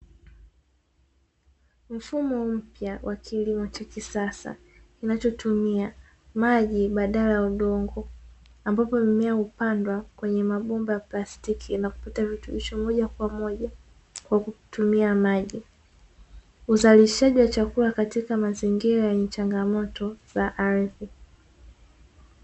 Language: Swahili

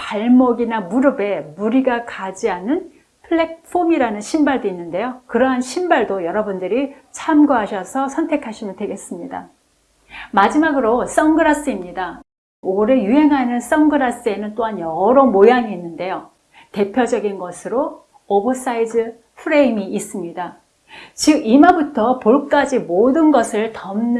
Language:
Korean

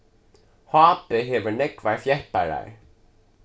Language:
Faroese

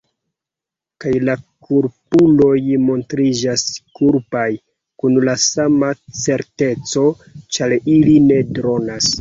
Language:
Esperanto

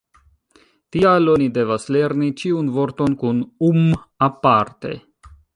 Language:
Esperanto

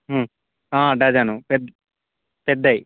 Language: Telugu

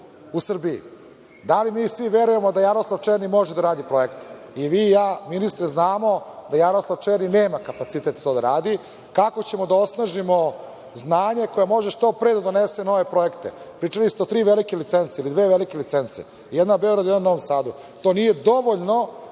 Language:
Serbian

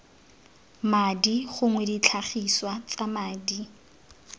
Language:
Tswana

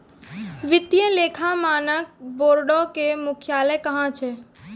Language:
Maithili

